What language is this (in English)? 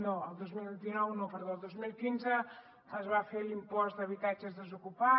Catalan